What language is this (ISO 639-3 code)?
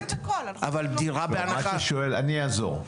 heb